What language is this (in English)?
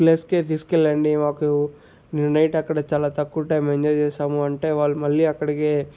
Telugu